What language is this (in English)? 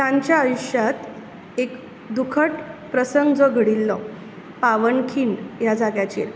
Konkani